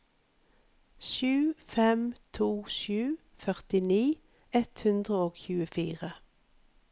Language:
Norwegian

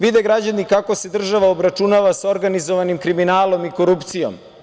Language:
Serbian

